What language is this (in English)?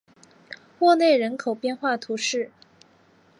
Chinese